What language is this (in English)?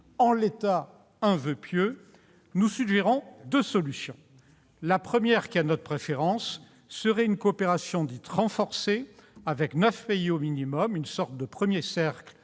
French